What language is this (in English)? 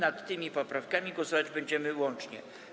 Polish